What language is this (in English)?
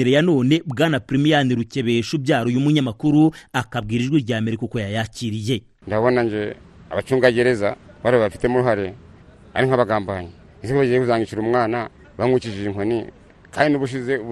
Swahili